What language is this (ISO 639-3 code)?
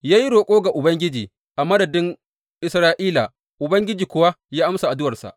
hau